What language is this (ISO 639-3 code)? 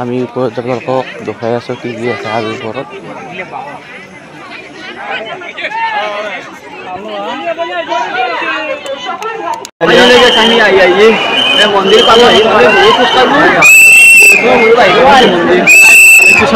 ben